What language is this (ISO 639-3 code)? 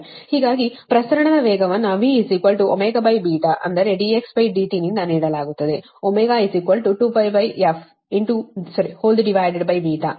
kan